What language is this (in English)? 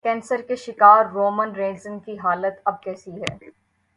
Urdu